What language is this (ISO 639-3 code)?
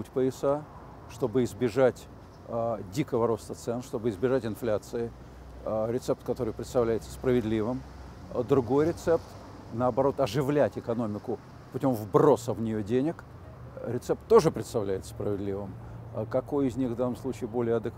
rus